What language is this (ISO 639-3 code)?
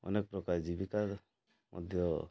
ori